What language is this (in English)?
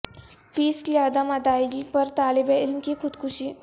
Urdu